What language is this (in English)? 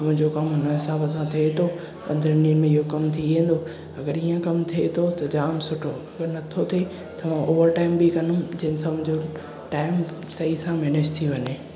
Sindhi